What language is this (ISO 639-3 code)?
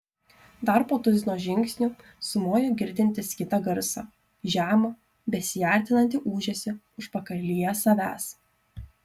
lit